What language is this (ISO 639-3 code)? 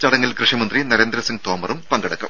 mal